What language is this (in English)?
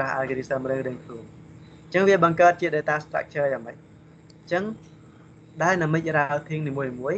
Vietnamese